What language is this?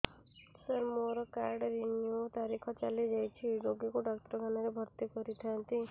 Odia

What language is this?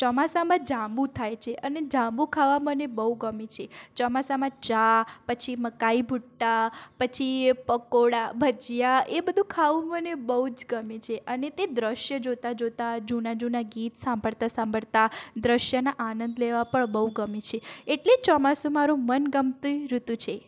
Gujarati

